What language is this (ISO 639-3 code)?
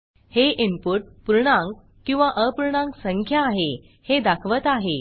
mar